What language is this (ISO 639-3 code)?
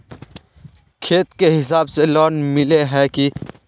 mag